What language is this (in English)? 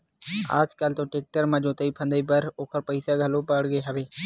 Chhattisgarhi